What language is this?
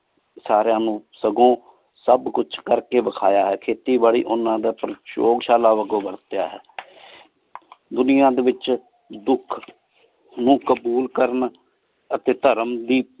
Punjabi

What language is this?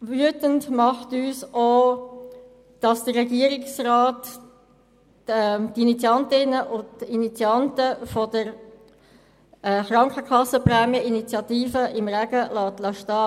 Swiss German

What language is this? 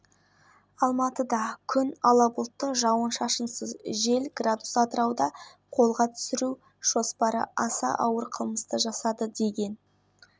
Kazakh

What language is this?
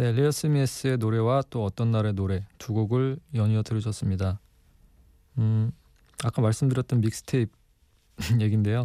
Korean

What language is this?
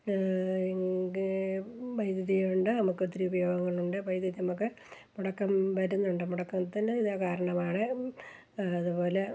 Malayalam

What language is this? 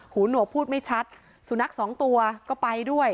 Thai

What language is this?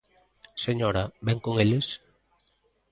Galician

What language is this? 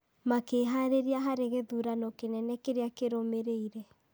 Kikuyu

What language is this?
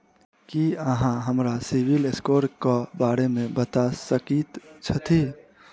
Maithili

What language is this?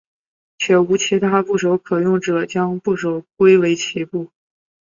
Chinese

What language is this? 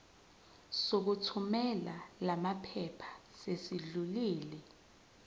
Zulu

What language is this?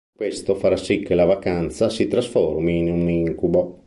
Italian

